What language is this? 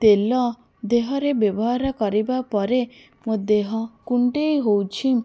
Odia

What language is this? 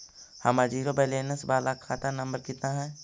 Magahi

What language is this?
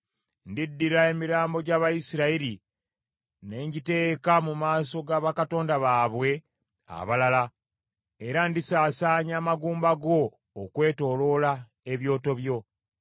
Ganda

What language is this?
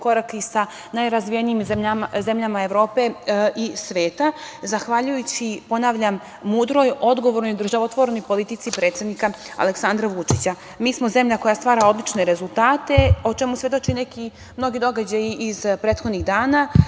Serbian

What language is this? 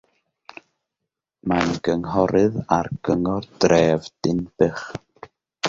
Welsh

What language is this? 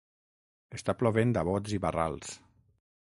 Catalan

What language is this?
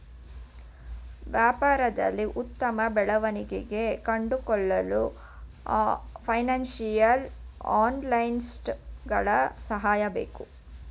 Kannada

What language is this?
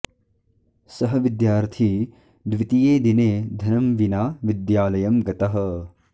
Sanskrit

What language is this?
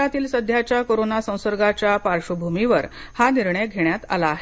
Marathi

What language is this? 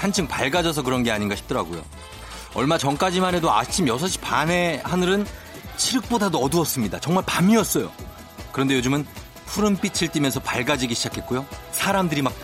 Korean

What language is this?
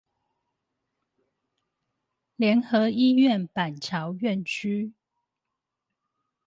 Chinese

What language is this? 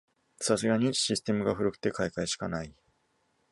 Japanese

